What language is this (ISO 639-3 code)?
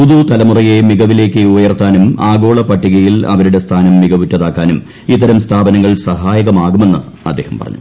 mal